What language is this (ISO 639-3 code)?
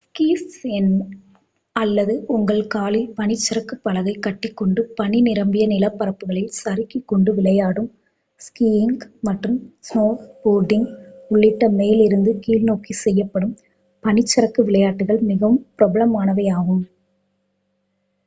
tam